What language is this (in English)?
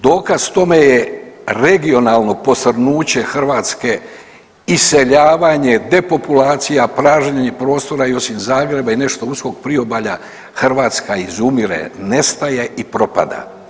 Croatian